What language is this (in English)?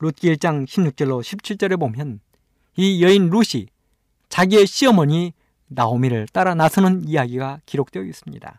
Korean